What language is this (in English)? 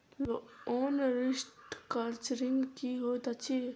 Maithili